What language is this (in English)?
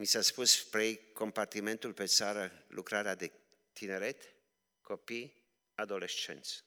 Romanian